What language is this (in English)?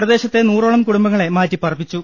Malayalam